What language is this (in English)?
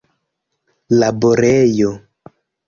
Esperanto